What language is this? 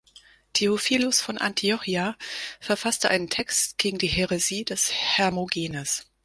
German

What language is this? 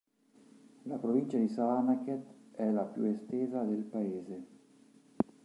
Italian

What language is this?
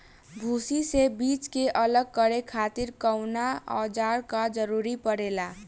Bhojpuri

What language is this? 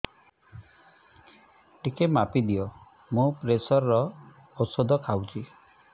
Odia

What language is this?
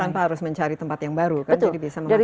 Indonesian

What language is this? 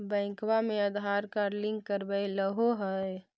Magahi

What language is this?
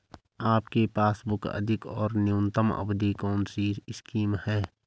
Hindi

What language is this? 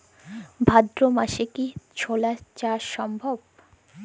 Bangla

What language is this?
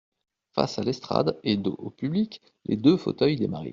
French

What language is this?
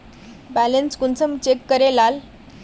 Magahi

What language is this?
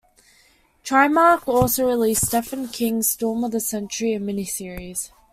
English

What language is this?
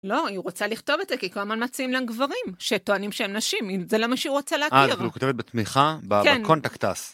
Hebrew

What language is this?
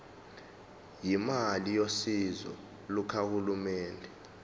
Zulu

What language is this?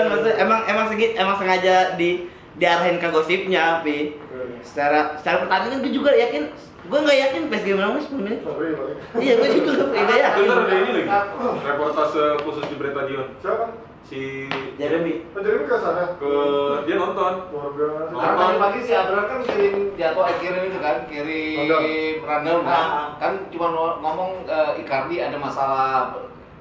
Indonesian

